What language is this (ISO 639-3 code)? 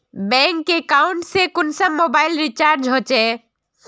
mag